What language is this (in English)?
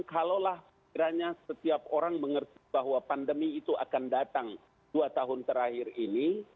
Indonesian